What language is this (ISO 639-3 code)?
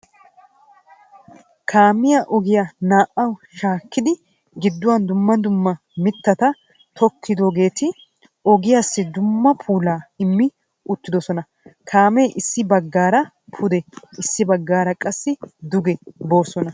wal